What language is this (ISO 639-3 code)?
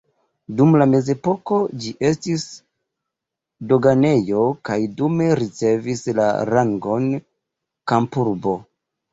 epo